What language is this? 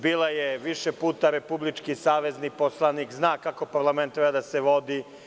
Serbian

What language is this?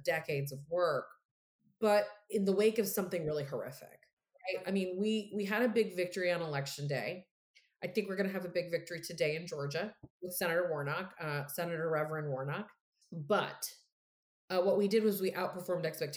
English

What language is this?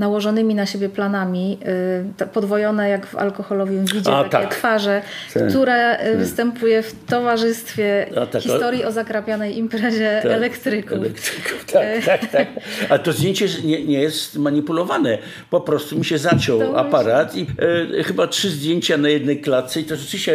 Polish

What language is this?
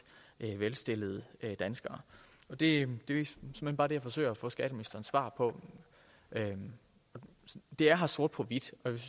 Danish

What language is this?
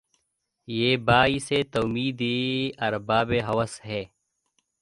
Urdu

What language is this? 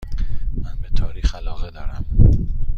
Persian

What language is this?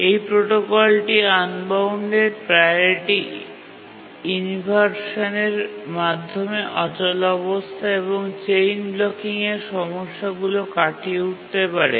Bangla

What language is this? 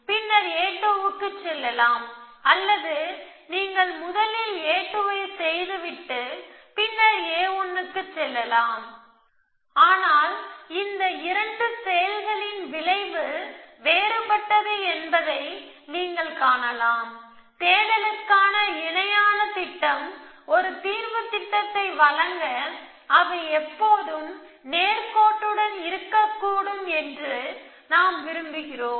Tamil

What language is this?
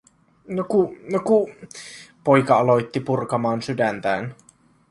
Finnish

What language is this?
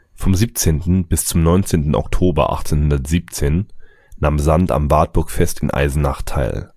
German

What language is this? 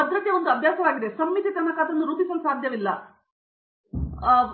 Kannada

